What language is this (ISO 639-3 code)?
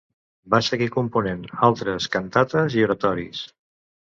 cat